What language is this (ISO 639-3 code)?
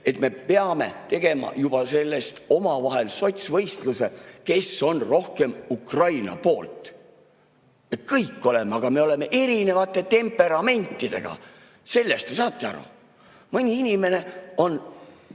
est